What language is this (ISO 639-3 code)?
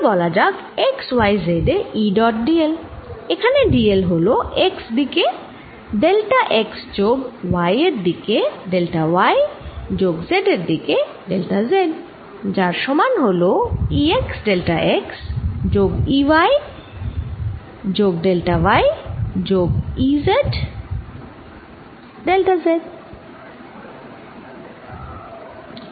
ben